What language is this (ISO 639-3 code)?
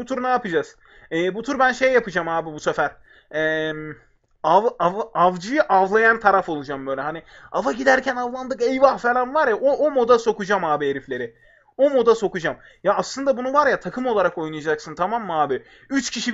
tur